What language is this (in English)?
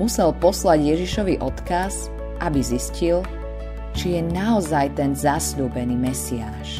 Slovak